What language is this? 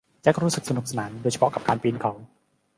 Thai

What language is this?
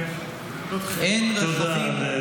Hebrew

